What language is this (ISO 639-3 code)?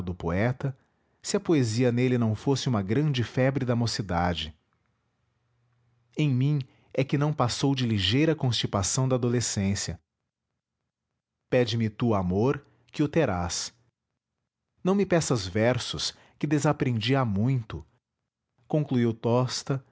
por